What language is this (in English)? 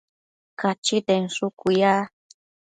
Matsés